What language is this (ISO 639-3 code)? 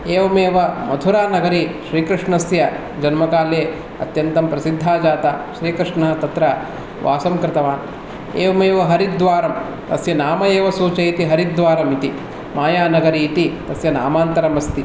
san